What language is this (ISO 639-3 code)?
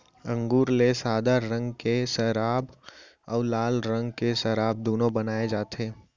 hne